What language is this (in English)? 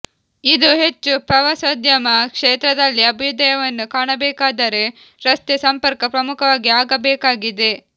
Kannada